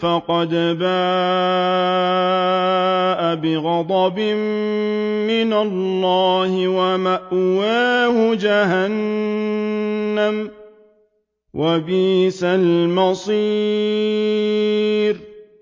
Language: Arabic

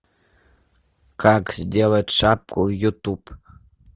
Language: Russian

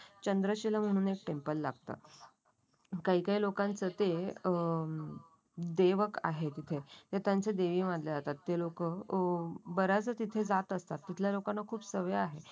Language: Marathi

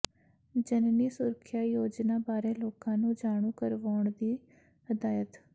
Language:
Punjabi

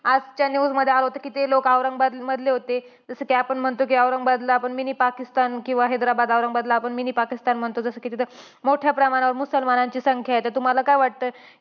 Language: Marathi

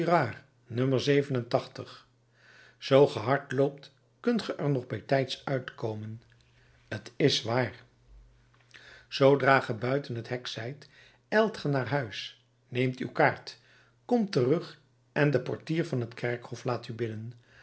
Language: Dutch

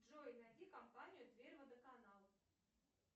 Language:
Russian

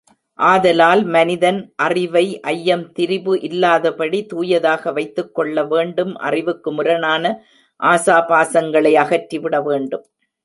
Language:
Tamil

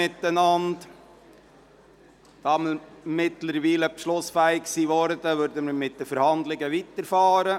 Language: Swiss German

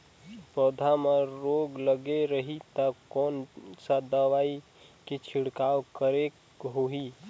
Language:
Chhattisgarhi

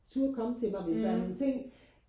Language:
Danish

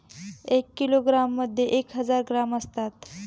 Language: Marathi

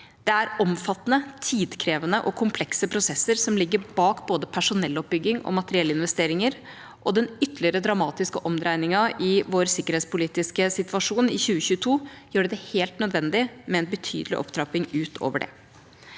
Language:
Norwegian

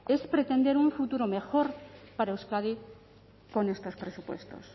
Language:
Spanish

